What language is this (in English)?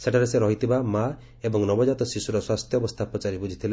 Odia